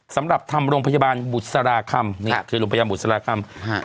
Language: Thai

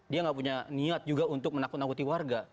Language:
Indonesian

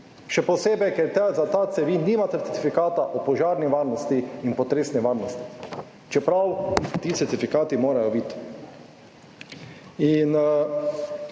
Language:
Slovenian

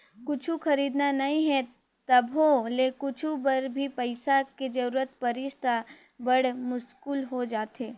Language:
Chhattisgarhi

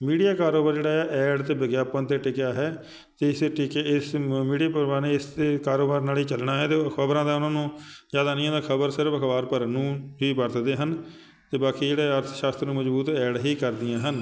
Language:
Punjabi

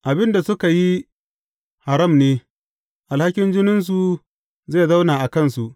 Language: Hausa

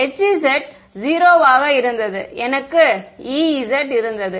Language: Tamil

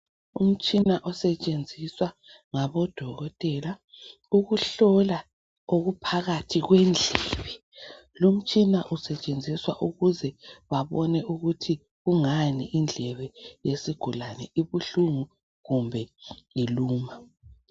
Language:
North Ndebele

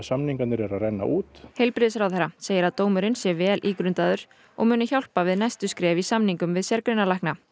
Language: Icelandic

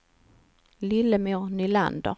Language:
Swedish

